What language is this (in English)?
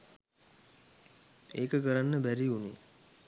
Sinhala